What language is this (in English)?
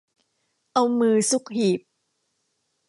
Thai